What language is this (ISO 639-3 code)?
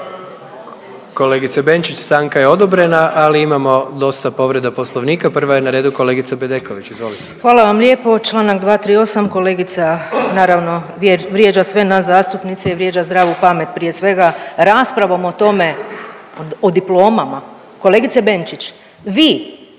hrv